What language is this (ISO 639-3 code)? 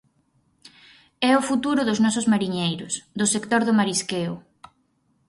glg